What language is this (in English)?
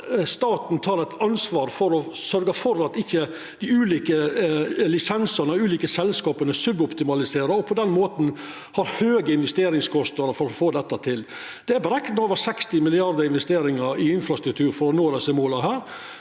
Norwegian